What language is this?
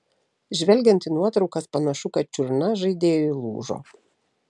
Lithuanian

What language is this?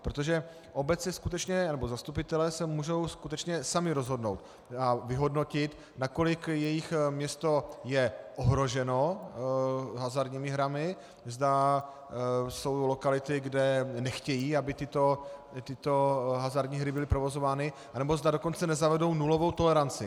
Czech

